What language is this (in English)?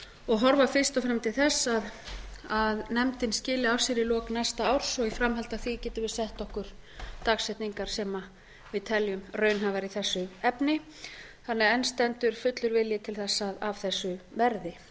Icelandic